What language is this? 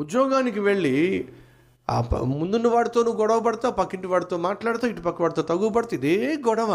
Telugu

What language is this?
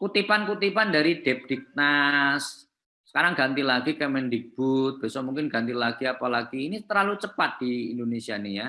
Indonesian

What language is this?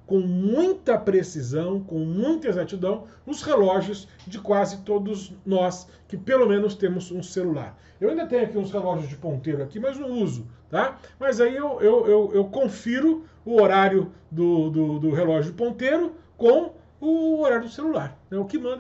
Portuguese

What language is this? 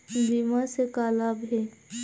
Chhattisgarhi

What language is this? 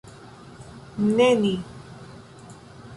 Esperanto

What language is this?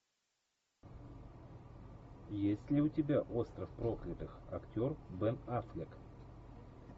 Russian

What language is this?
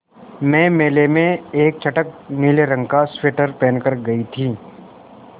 Hindi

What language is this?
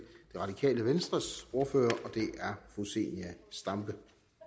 Danish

